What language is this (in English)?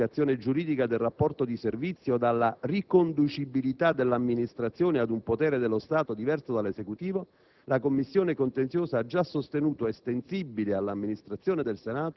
Italian